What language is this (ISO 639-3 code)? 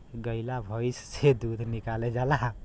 bho